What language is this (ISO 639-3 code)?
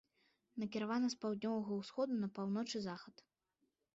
bel